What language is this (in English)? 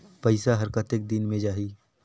Chhattisgarhi